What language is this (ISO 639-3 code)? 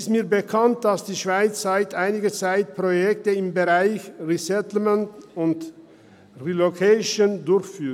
gsw